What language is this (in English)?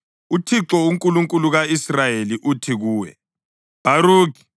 North Ndebele